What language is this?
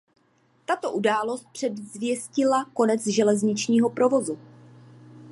Czech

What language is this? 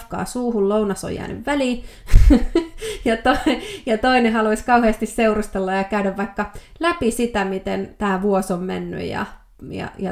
Finnish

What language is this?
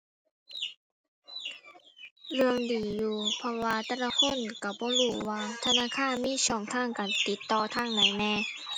Thai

